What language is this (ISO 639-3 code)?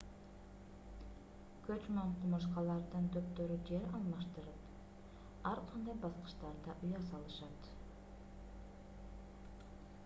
kir